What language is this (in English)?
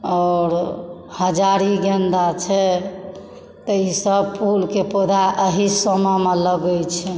Maithili